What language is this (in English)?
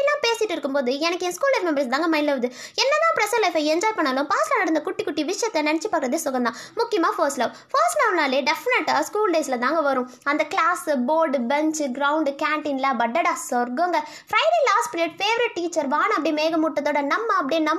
Tamil